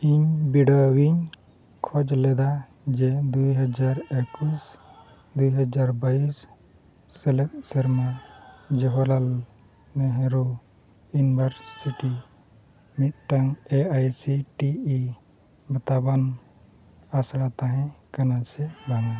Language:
Santali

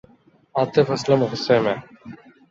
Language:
Urdu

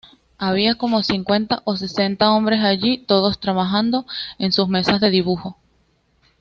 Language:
Spanish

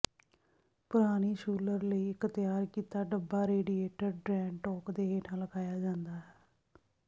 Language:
Punjabi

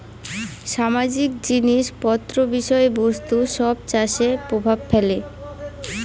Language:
Bangla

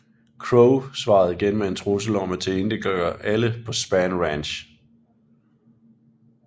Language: Danish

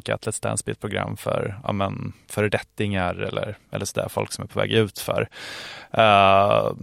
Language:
Swedish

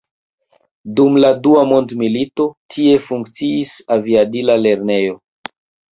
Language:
Esperanto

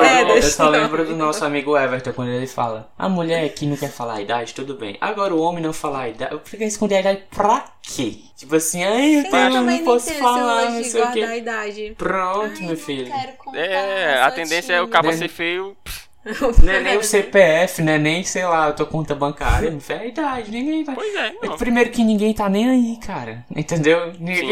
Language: Portuguese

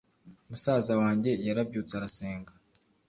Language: Kinyarwanda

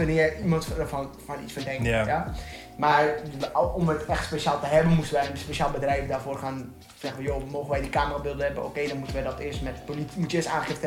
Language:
Dutch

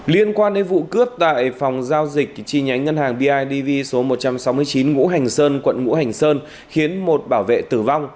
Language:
Vietnamese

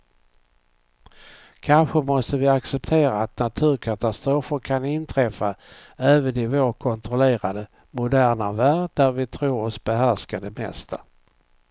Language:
Swedish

